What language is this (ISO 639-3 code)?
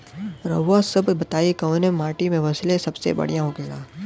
bho